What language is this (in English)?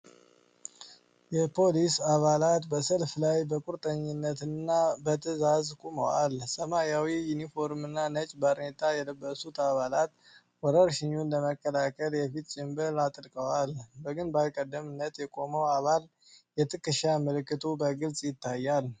Amharic